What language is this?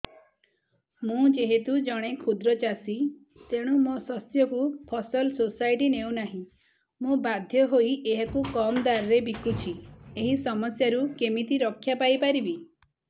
Odia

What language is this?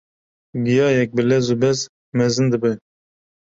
Kurdish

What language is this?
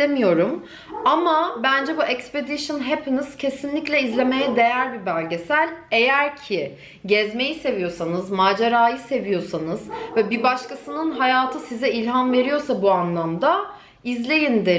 Turkish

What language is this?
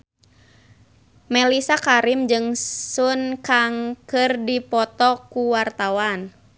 Sundanese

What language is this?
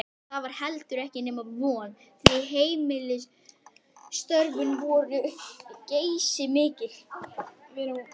Icelandic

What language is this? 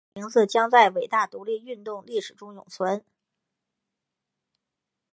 Chinese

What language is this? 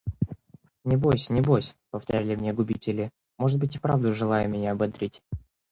Russian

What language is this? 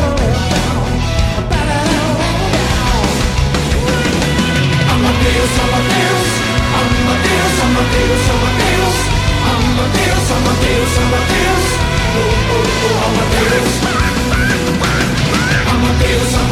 Hungarian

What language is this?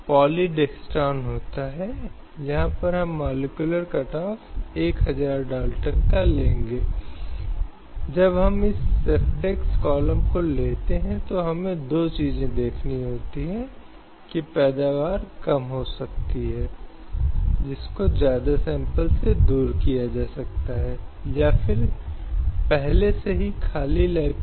Hindi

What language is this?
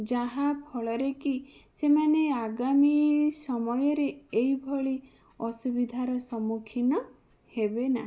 Odia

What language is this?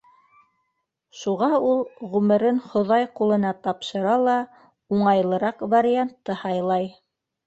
Bashkir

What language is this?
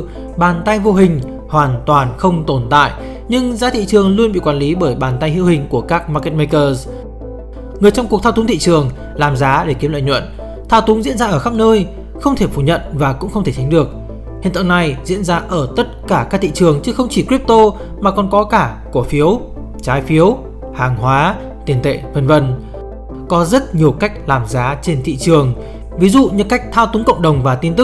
Vietnamese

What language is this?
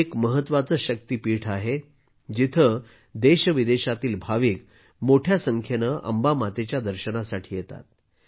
Marathi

